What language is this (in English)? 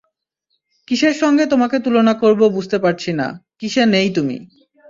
Bangla